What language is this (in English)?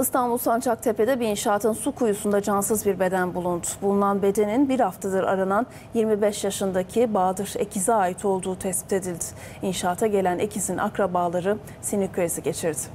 Turkish